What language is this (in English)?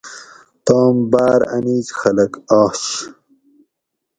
Gawri